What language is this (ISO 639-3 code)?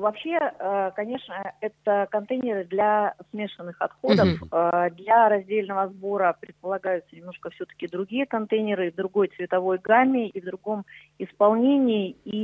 rus